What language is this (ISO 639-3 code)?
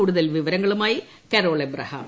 mal